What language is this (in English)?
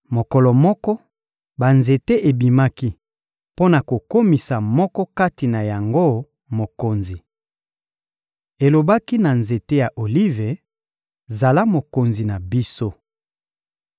Lingala